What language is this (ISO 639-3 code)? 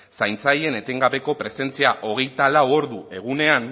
eus